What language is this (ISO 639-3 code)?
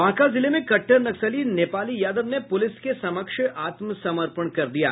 hin